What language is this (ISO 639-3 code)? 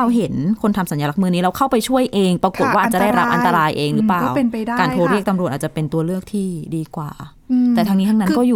tha